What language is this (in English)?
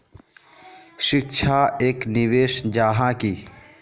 Magahi